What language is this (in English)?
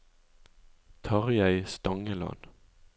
Norwegian